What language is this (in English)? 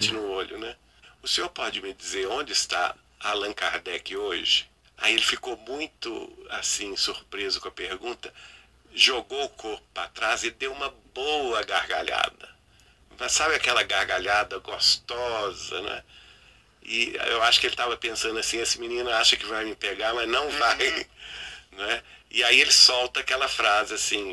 Portuguese